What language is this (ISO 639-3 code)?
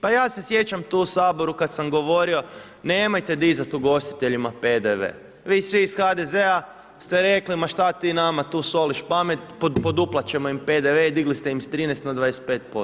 hrv